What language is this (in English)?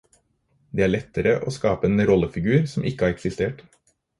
Norwegian Bokmål